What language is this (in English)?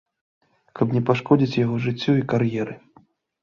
Belarusian